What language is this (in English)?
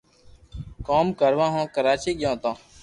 Loarki